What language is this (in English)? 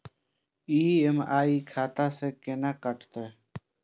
Maithili